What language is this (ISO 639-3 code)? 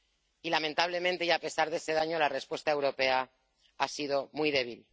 spa